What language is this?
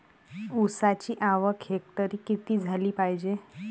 Marathi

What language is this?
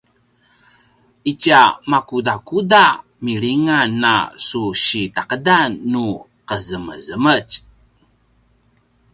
Paiwan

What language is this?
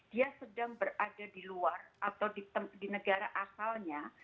Indonesian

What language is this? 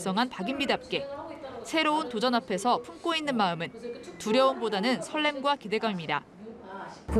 Korean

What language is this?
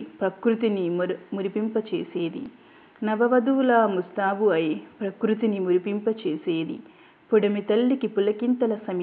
Telugu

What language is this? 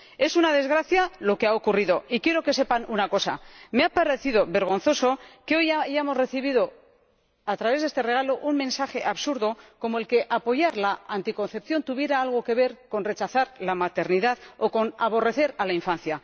Spanish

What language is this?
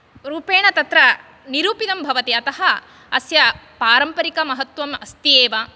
Sanskrit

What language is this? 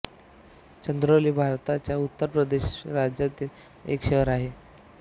Marathi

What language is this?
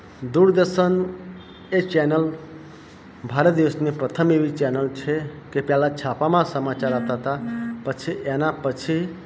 Gujarati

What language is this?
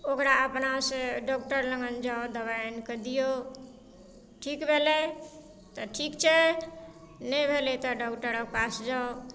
Maithili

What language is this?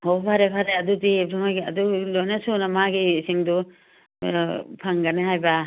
Manipuri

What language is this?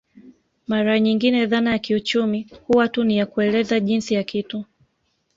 Swahili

